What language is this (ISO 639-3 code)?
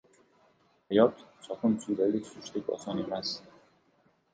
uzb